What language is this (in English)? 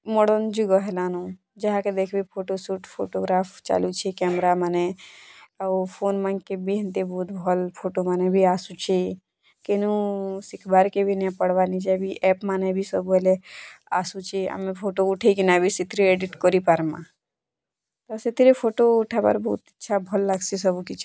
Odia